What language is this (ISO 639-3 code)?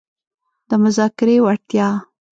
pus